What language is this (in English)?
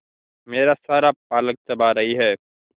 Hindi